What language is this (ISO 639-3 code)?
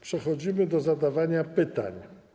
pol